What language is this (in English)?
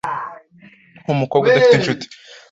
Kinyarwanda